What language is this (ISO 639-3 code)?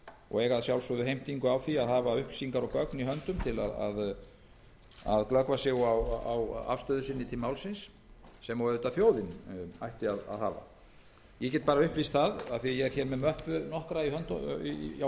isl